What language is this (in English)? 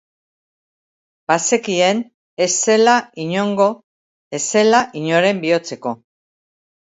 Basque